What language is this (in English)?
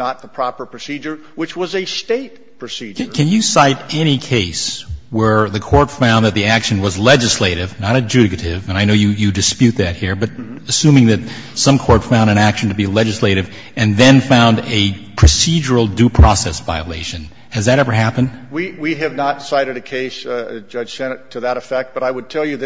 English